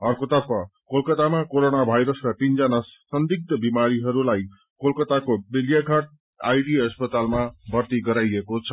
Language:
Nepali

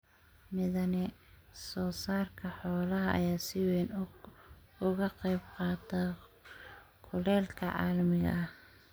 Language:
Somali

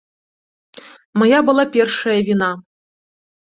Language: Belarusian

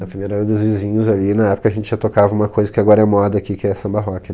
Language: Portuguese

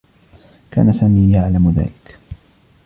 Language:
Arabic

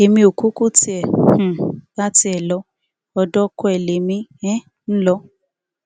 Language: Yoruba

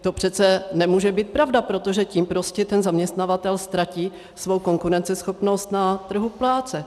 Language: Czech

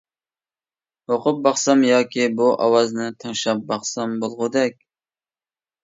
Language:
Uyghur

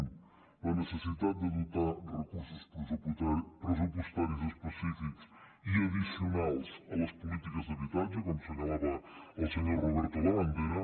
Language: Catalan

